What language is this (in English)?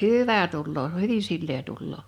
Finnish